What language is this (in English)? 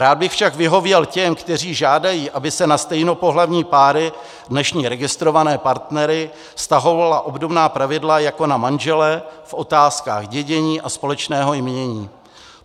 Czech